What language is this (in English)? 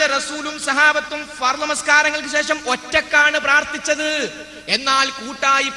Malayalam